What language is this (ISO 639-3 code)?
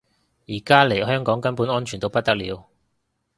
yue